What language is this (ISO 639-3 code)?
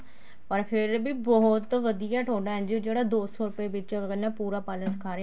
pan